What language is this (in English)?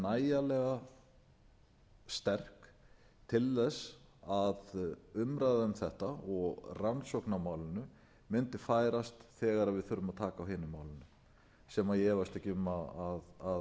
Icelandic